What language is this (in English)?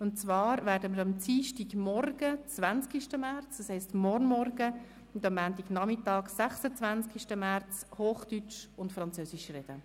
Swiss German